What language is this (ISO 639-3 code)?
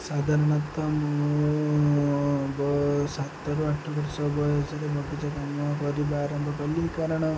ori